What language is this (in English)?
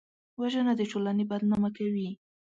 Pashto